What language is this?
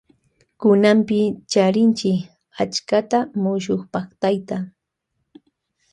Loja Highland Quichua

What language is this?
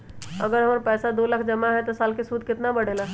Magahi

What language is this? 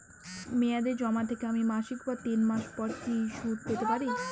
Bangla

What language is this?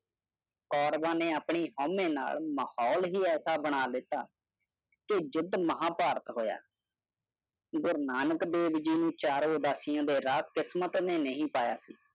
Punjabi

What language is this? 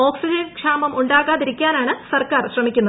Malayalam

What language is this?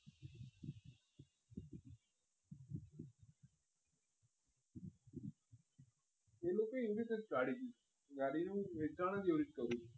Gujarati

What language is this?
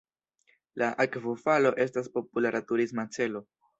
Esperanto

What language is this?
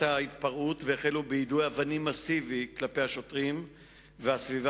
Hebrew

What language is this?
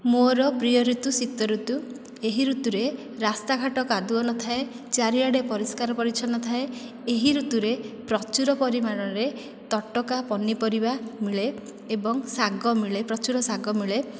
Odia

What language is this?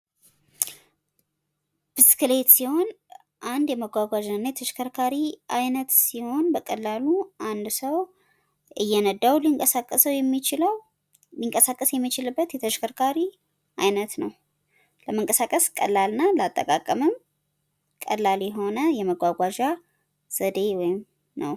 Amharic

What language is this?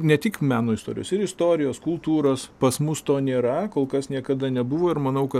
Lithuanian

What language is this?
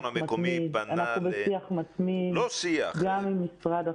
Hebrew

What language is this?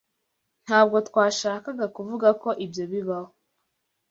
Kinyarwanda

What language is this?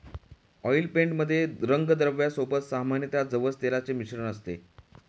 Marathi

